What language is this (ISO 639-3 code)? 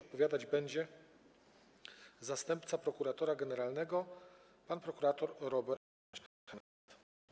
pol